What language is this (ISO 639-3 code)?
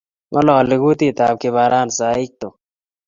kln